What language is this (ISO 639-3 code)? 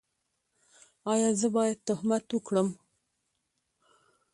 pus